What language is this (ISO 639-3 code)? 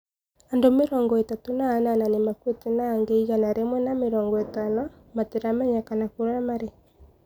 kik